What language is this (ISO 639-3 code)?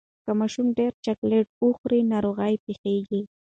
pus